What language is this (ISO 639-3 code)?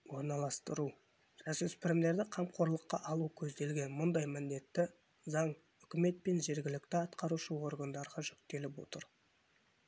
kaz